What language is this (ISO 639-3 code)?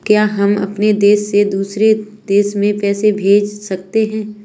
hin